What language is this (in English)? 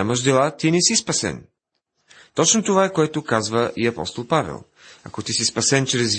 Bulgarian